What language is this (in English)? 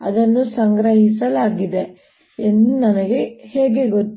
Kannada